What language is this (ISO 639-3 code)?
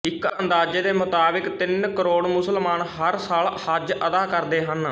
pan